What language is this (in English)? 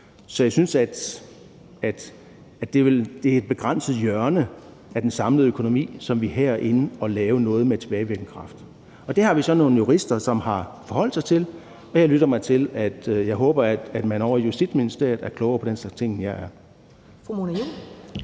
Danish